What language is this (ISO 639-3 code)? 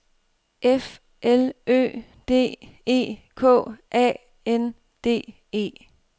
dan